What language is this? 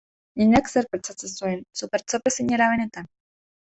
Basque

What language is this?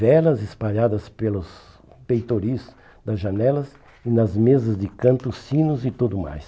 Portuguese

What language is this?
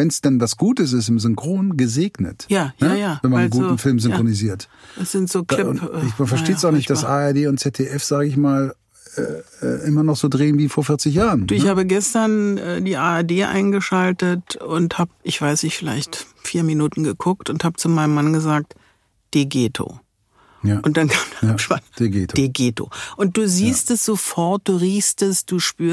German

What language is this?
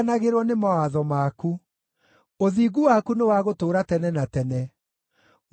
Kikuyu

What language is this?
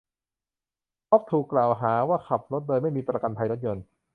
Thai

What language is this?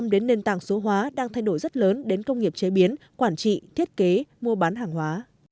Vietnamese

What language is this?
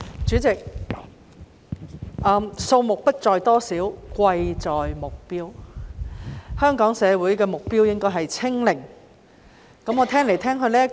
Cantonese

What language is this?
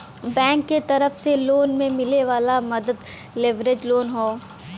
Bhojpuri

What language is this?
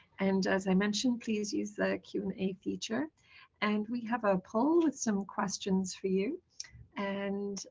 English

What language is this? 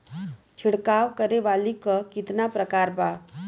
Bhojpuri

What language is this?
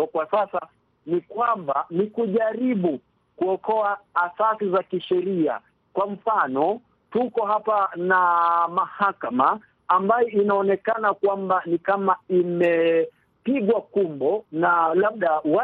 Swahili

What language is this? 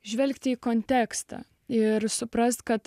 Lithuanian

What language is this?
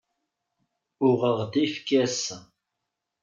Kabyle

